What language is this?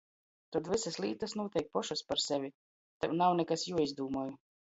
Latgalian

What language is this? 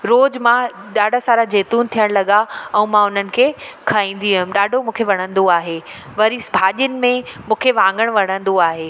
Sindhi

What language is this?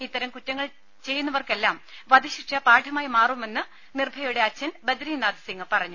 Malayalam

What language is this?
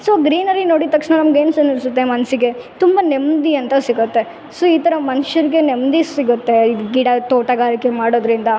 Kannada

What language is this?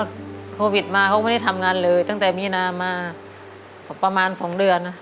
Thai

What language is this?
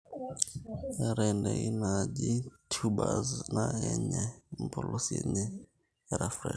Masai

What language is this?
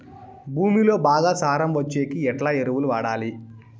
Telugu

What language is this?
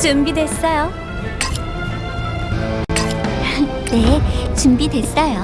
Korean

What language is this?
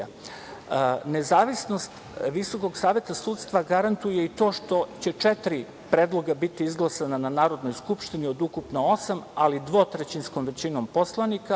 Serbian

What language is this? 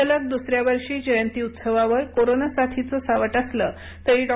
Marathi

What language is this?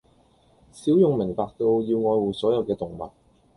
Cantonese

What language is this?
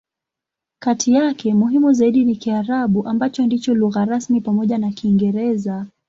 Swahili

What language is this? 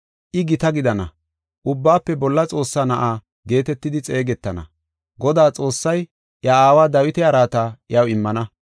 Gofa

